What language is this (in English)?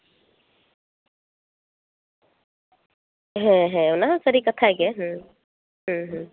Santali